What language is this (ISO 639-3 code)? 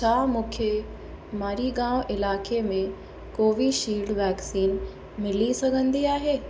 snd